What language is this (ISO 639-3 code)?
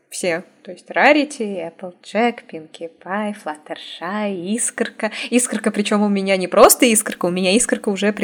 rus